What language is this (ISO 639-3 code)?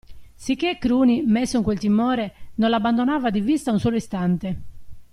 ita